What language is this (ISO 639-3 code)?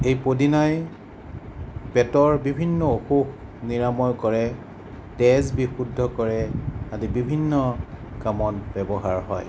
asm